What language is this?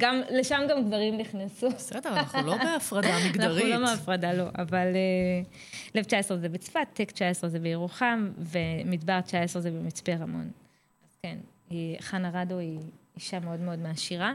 Hebrew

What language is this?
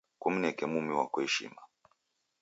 Taita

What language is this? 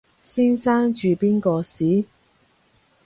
Cantonese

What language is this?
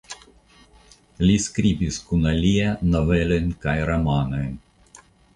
Esperanto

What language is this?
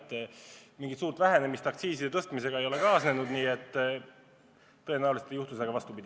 Estonian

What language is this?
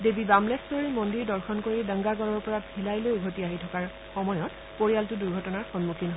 Assamese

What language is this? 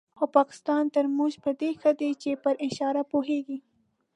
Pashto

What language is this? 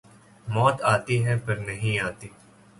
Urdu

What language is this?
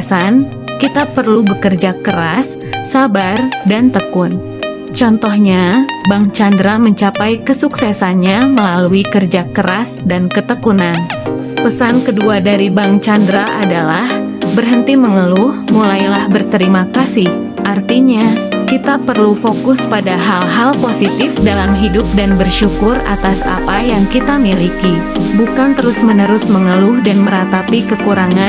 Indonesian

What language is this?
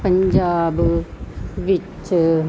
Punjabi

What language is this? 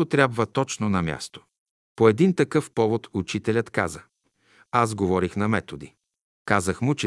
Bulgarian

